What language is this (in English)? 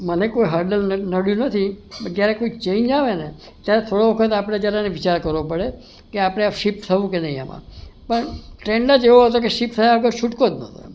Gujarati